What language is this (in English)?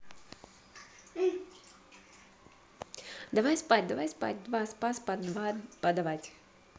Russian